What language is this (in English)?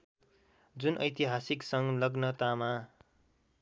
Nepali